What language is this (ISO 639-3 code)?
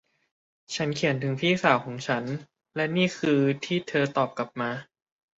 tha